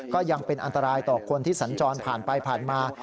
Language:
Thai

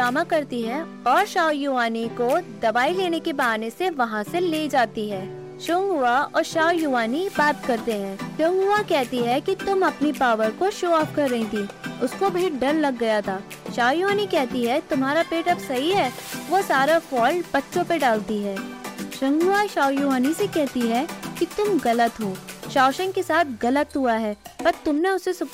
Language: Hindi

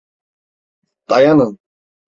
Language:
Turkish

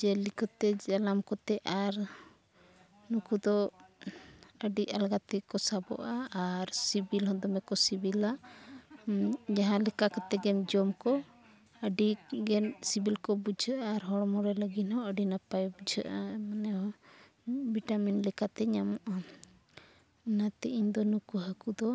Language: Santali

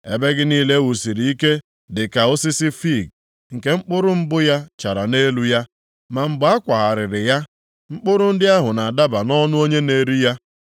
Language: Igbo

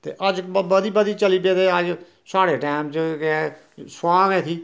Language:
Dogri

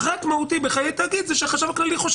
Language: Hebrew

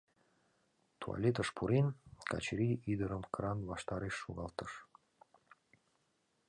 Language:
Mari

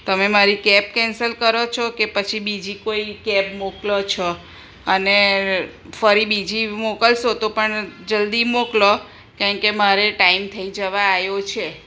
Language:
Gujarati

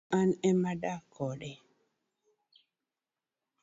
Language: Luo (Kenya and Tanzania)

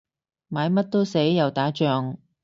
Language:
Cantonese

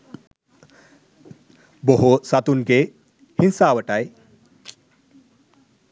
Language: Sinhala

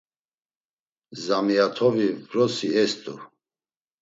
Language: Laz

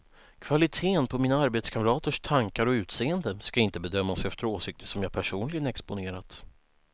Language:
Swedish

